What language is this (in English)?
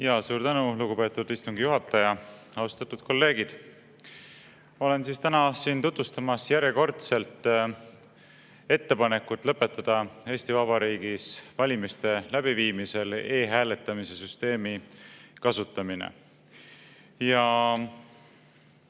Estonian